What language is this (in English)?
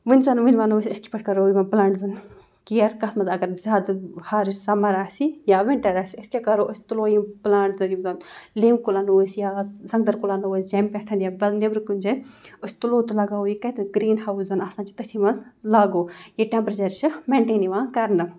Kashmiri